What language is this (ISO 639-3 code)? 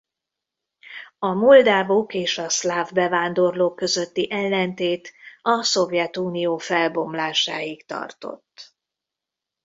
hun